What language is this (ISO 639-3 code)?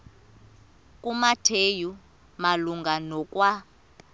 xho